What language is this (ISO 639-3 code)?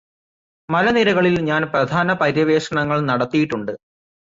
mal